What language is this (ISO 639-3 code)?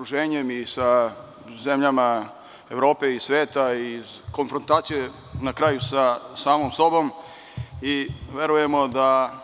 srp